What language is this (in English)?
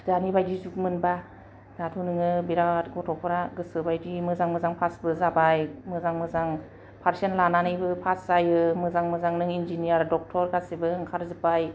Bodo